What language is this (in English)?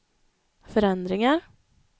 Swedish